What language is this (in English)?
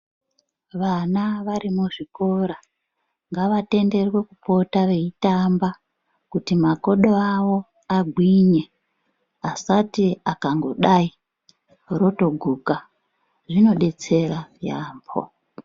Ndau